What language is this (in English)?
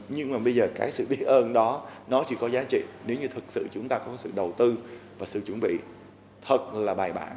Vietnamese